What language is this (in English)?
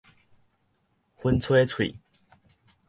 Min Nan Chinese